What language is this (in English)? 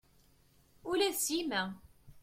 Kabyle